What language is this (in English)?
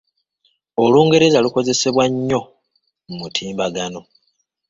Ganda